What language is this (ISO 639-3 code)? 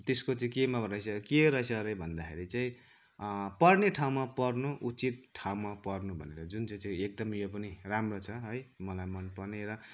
nep